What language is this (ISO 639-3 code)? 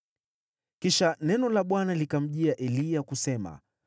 swa